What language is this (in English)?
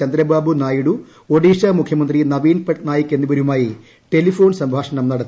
Malayalam